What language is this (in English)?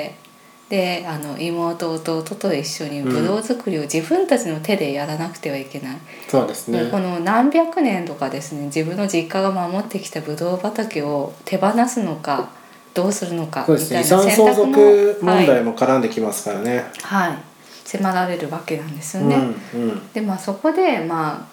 Japanese